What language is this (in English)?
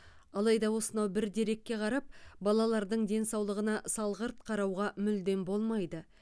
Kazakh